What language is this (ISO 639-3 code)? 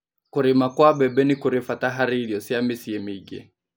kik